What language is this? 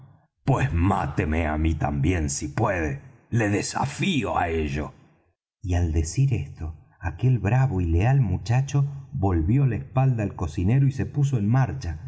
Spanish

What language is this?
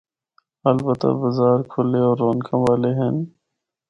Northern Hindko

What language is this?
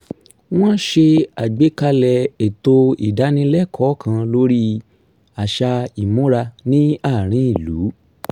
Yoruba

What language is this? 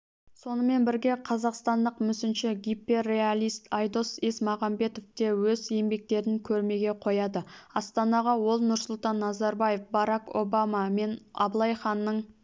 Kazakh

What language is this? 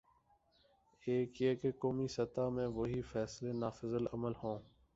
Urdu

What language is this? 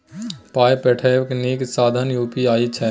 Maithili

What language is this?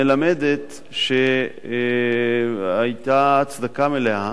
Hebrew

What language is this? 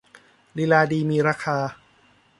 Thai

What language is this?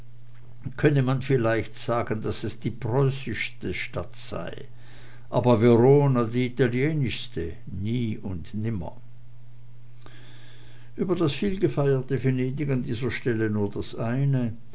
German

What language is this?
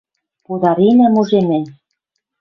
Western Mari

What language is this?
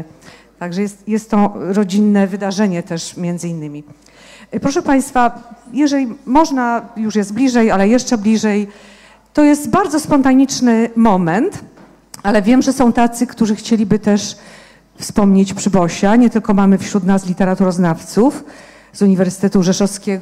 Polish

